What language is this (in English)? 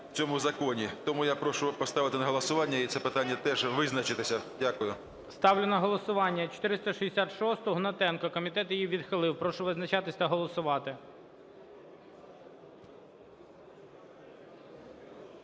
Ukrainian